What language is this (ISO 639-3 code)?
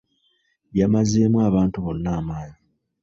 lug